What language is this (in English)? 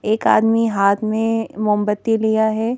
Hindi